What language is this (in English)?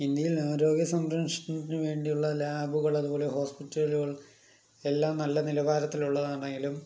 Malayalam